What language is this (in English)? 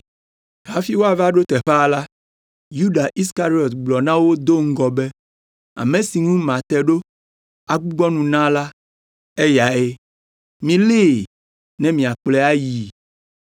Ewe